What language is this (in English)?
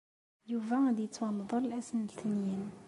Kabyle